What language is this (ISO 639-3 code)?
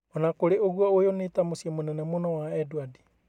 kik